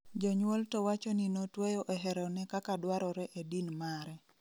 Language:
Luo (Kenya and Tanzania)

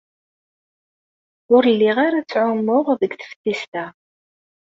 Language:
Kabyle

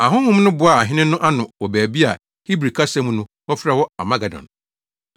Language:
Akan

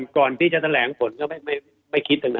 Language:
Thai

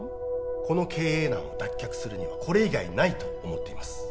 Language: Japanese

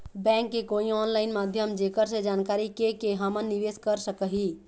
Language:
Chhattisgarhi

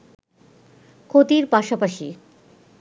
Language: Bangla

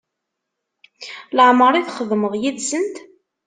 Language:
Kabyle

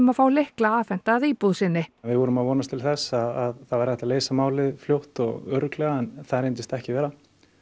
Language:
Icelandic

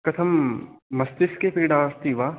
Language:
Sanskrit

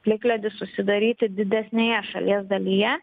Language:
Lithuanian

